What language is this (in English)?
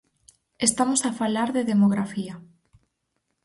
Galician